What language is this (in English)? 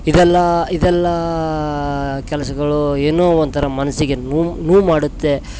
Kannada